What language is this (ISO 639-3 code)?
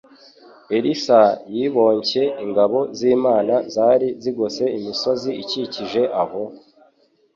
kin